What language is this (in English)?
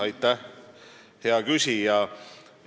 Estonian